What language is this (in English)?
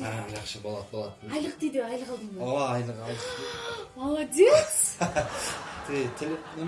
Turkish